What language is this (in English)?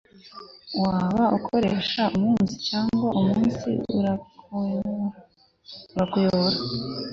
Kinyarwanda